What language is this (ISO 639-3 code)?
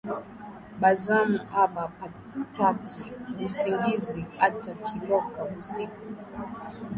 swa